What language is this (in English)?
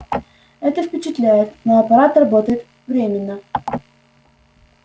Russian